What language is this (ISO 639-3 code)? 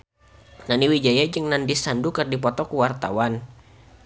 sun